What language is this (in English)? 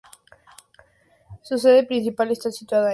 Spanish